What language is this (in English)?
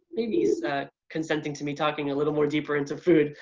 English